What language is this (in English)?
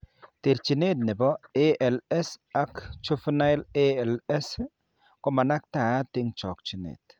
Kalenjin